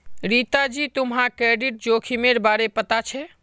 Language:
Magahi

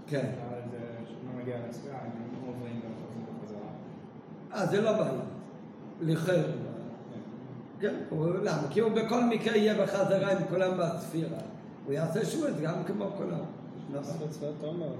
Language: Hebrew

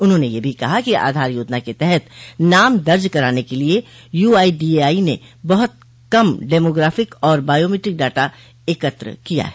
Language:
Hindi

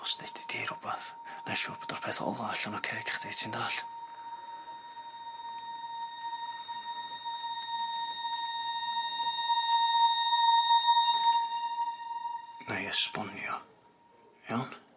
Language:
Welsh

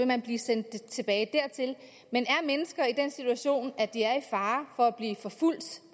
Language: Danish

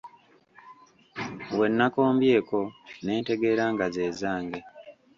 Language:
Ganda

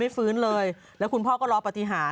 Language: Thai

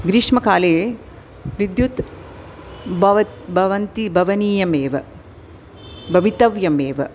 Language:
Sanskrit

